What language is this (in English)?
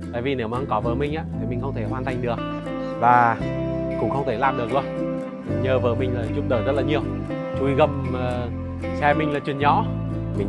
Vietnamese